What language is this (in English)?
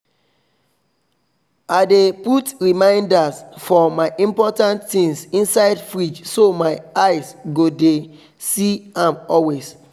Nigerian Pidgin